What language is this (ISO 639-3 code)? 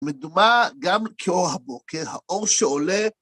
heb